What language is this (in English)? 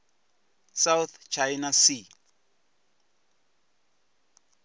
Venda